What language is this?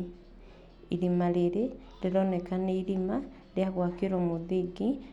Kikuyu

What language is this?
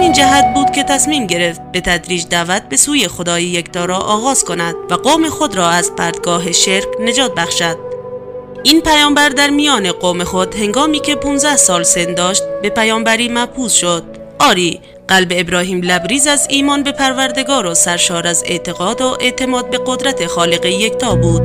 Persian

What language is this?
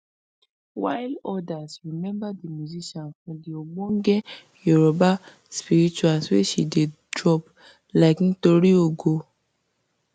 Nigerian Pidgin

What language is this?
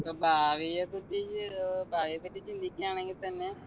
Malayalam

